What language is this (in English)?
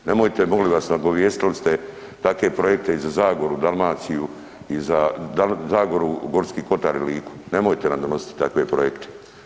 Croatian